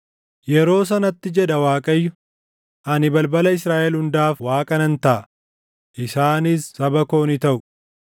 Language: Oromo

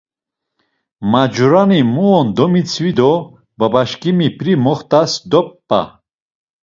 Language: Laz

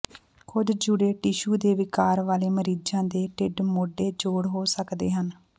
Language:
Punjabi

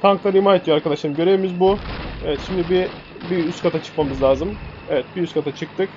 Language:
Turkish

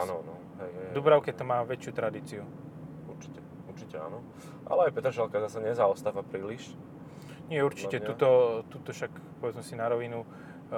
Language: Slovak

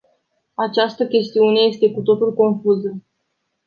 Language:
Romanian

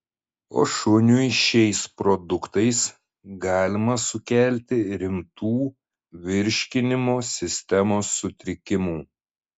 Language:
Lithuanian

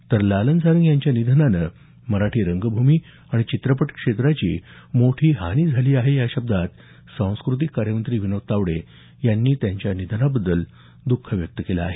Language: Marathi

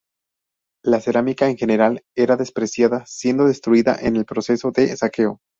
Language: Spanish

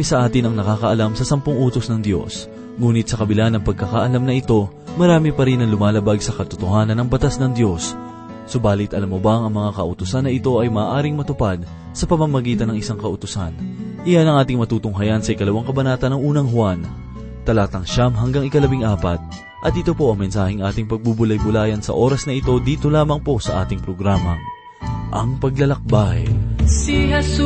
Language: Filipino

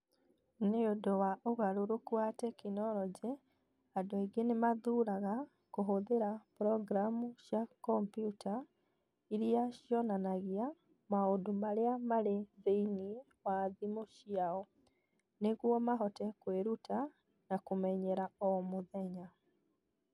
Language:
Kikuyu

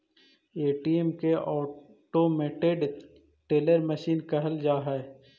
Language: Magahi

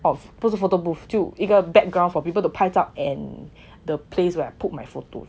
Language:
English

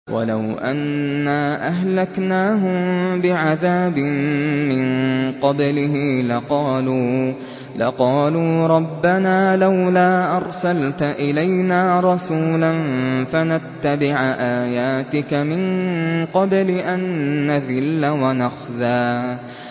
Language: Arabic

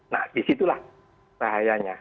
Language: Indonesian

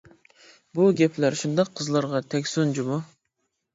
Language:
Uyghur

